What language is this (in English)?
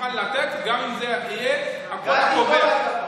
Hebrew